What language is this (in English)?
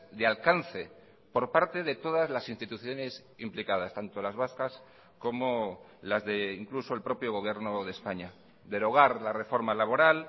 Spanish